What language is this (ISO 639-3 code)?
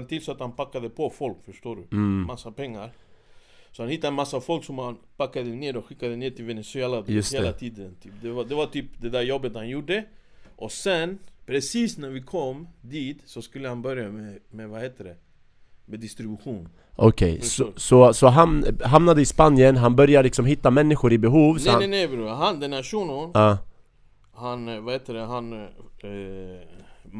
swe